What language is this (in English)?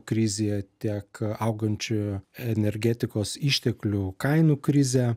Lithuanian